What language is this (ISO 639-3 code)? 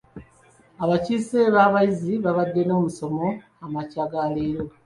lug